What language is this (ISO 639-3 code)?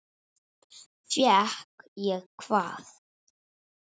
isl